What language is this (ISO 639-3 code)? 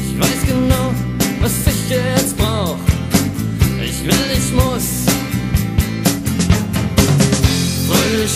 deu